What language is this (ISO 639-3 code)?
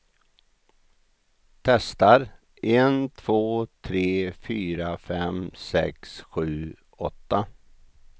swe